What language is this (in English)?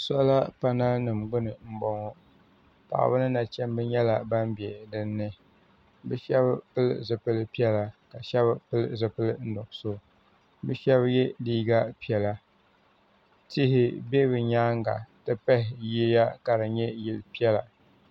Dagbani